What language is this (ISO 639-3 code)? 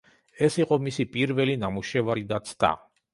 kat